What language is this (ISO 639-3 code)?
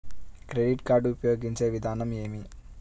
tel